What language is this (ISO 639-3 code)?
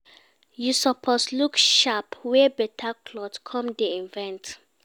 pcm